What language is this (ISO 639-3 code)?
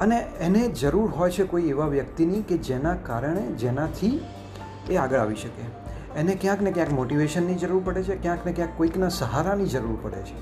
guj